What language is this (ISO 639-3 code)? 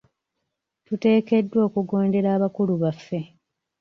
lug